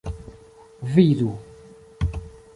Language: Esperanto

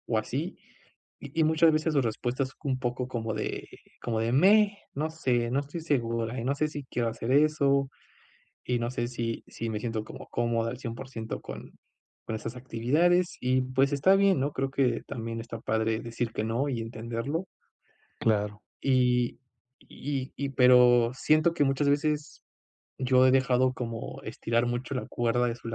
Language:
Spanish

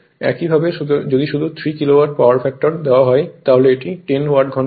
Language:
Bangla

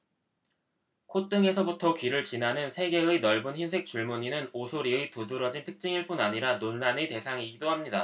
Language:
Korean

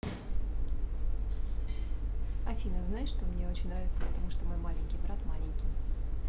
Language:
Russian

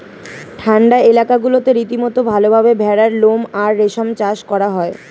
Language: Bangla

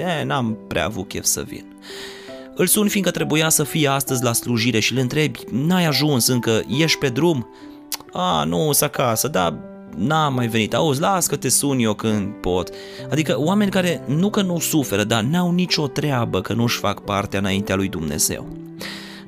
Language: Romanian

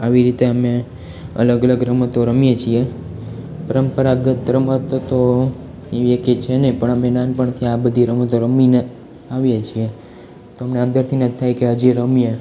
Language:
Gujarati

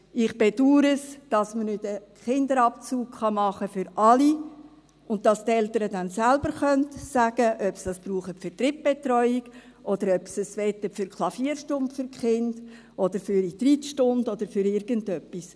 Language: Swiss German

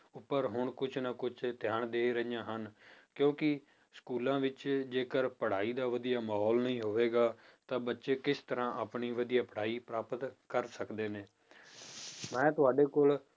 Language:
Punjabi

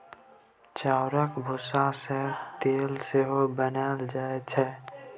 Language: Maithili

